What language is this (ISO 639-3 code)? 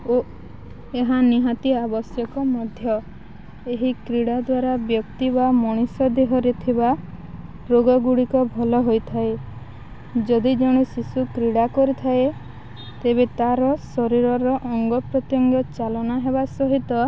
ori